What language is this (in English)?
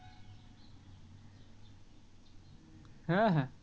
Bangla